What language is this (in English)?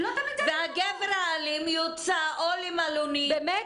Hebrew